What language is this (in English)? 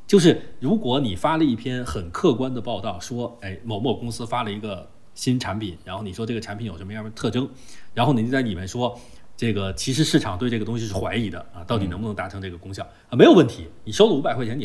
Chinese